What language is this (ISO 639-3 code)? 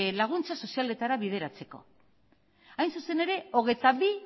eus